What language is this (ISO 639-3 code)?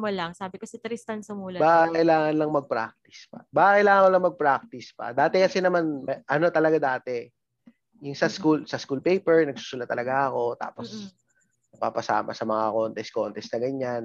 fil